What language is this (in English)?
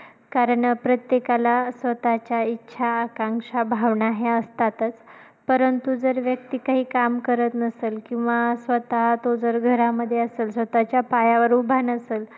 Marathi